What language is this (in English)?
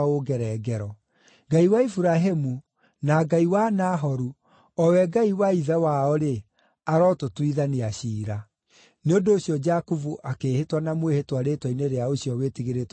Kikuyu